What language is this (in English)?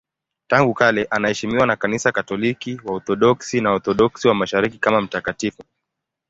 Swahili